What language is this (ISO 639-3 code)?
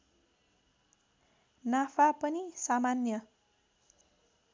nep